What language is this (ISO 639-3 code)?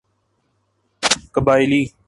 urd